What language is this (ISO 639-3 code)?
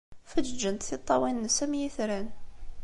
kab